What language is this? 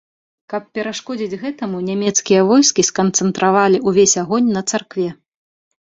Belarusian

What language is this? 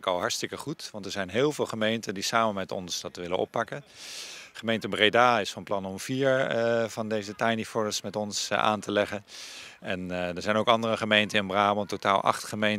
Dutch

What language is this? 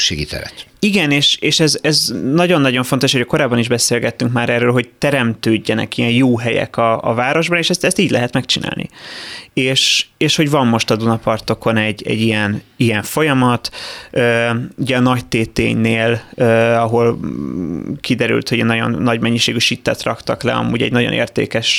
Hungarian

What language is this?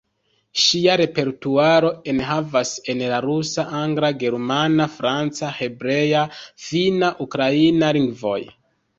Esperanto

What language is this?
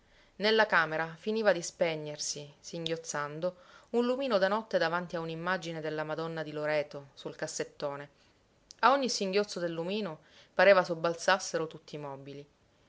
Italian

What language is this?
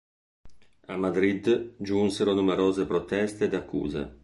Italian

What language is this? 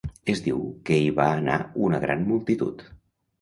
Catalan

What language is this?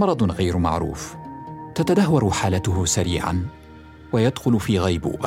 Arabic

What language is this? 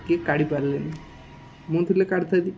Odia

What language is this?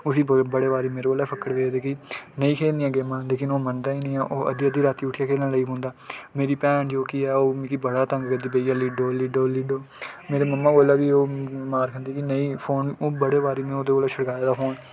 Dogri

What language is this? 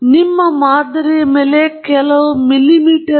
Kannada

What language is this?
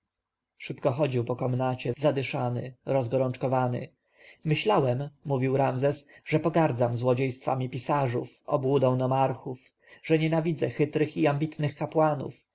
Polish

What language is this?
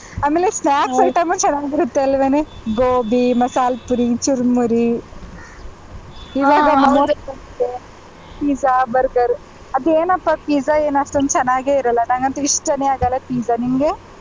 Kannada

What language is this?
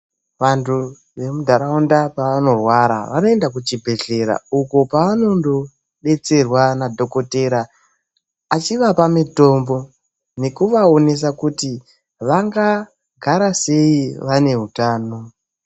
Ndau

